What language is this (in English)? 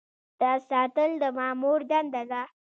Pashto